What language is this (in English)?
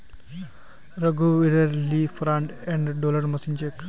Magahi